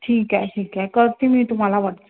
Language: Marathi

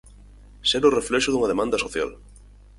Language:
Galician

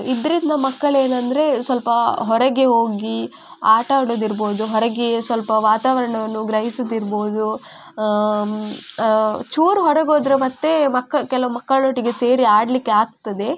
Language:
Kannada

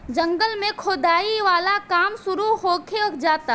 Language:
Bhojpuri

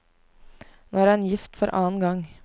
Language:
Norwegian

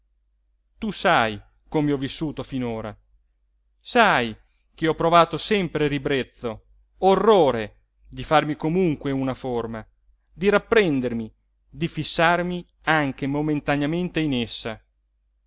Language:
Italian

